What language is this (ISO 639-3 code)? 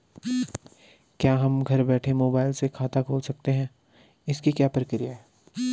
hin